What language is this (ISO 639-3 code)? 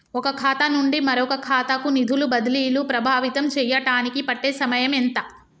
tel